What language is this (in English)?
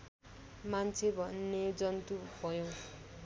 Nepali